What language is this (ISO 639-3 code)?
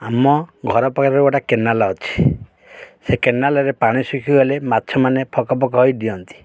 ori